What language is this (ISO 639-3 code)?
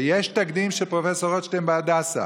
heb